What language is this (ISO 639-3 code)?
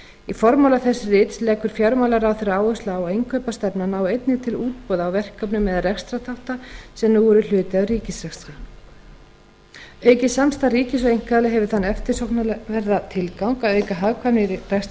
isl